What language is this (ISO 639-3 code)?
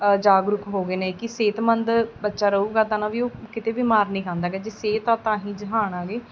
pan